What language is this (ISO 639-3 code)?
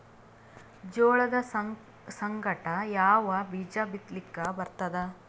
kan